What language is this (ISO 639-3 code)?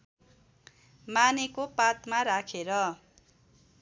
nep